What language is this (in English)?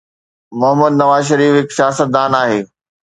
Sindhi